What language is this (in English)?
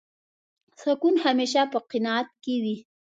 Pashto